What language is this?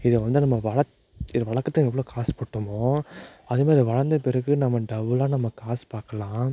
Tamil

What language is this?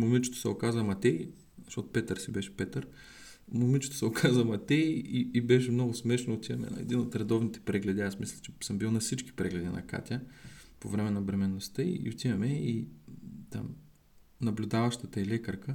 Bulgarian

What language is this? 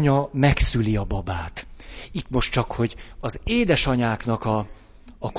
Hungarian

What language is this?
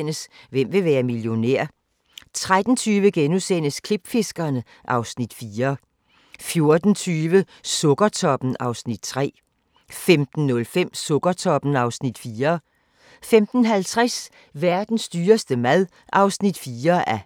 Danish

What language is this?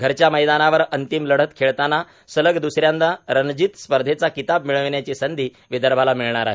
Marathi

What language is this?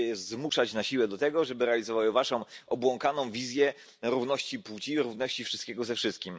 Polish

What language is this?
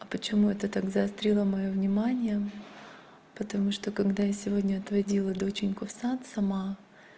Russian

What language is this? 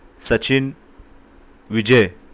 Urdu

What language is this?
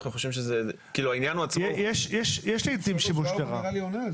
Hebrew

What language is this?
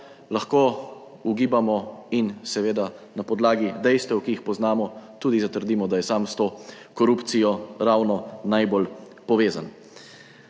Slovenian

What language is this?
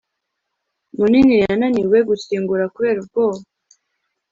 Kinyarwanda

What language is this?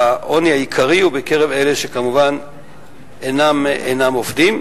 Hebrew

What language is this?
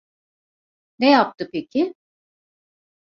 Turkish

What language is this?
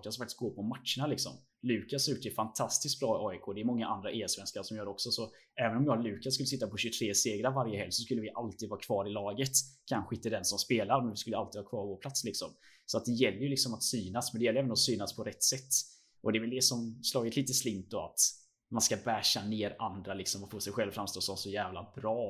Swedish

